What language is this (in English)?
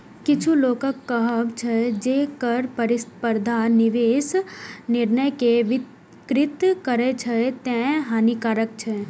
Maithili